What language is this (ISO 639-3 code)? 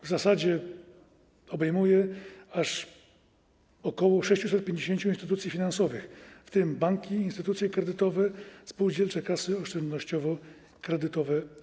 pol